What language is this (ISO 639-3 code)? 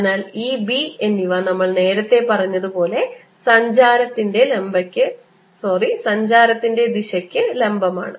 mal